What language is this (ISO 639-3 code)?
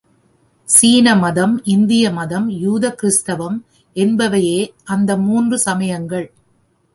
tam